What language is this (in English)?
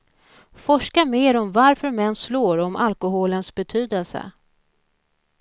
Swedish